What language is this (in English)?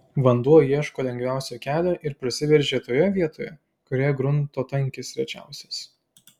Lithuanian